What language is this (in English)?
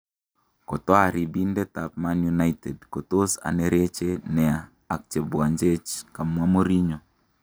Kalenjin